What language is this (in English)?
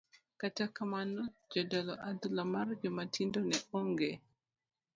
Luo (Kenya and Tanzania)